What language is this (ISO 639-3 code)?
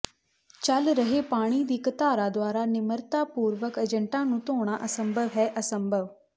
pan